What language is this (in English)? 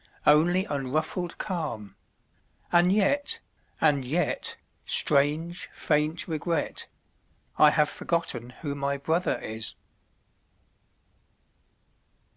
English